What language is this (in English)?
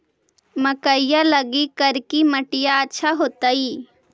Magahi